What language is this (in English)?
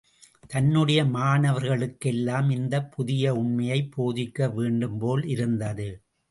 Tamil